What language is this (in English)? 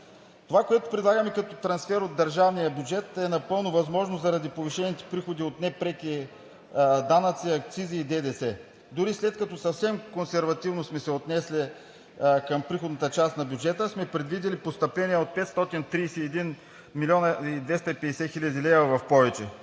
Bulgarian